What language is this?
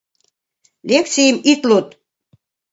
Mari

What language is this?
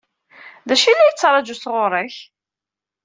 Kabyle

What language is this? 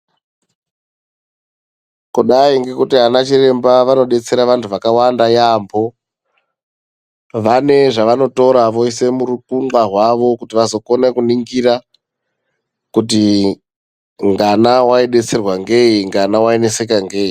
Ndau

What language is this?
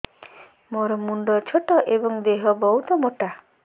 Odia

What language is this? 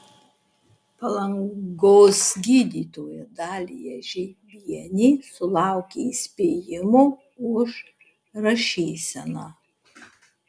Lithuanian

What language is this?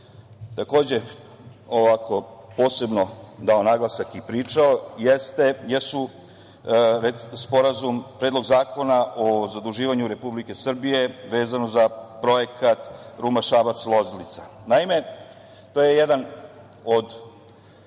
Serbian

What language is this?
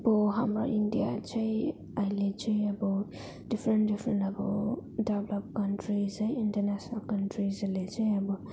Nepali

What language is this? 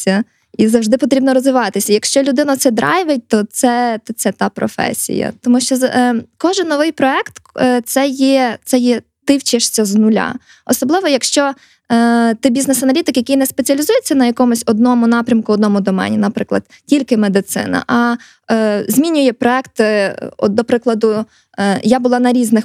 Ukrainian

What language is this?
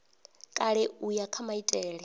Venda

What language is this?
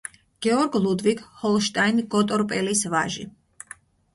Georgian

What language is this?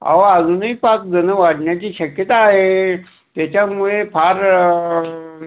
Marathi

